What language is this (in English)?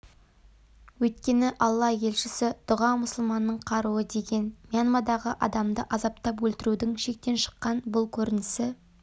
Kazakh